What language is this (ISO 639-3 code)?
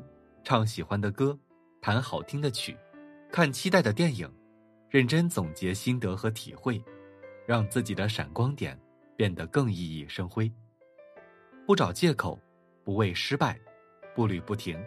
zho